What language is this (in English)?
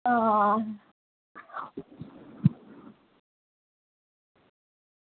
Dogri